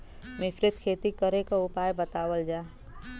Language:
Bhojpuri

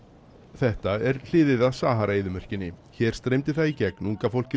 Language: Icelandic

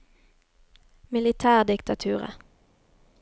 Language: Norwegian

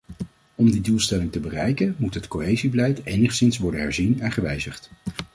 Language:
Dutch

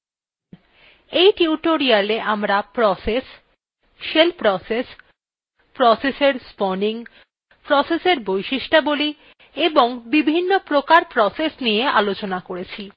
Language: Bangla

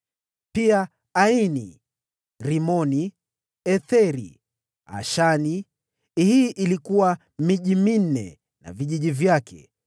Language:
Swahili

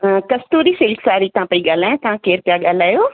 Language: Sindhi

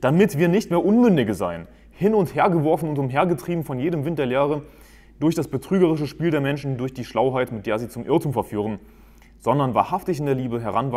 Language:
German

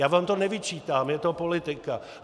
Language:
Czech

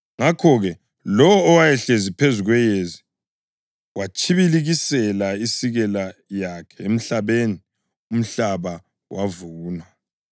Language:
North Ndebele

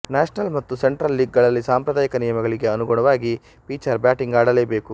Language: Kannada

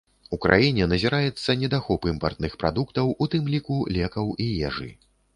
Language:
Belarusian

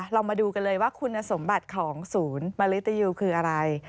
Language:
Thai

